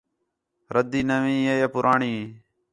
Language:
Khetrani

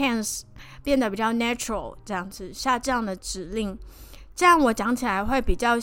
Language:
Chinese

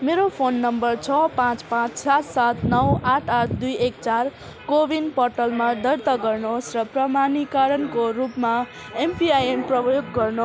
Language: Nepali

